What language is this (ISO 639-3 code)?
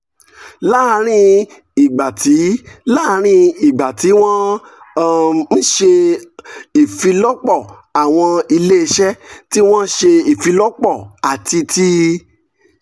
yor